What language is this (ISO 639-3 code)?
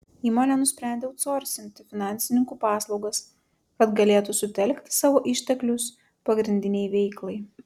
lit